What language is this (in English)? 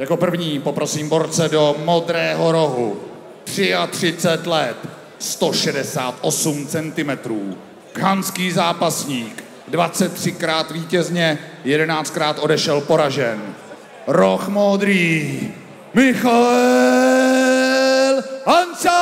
Czech